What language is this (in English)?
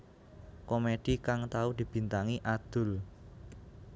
Javanese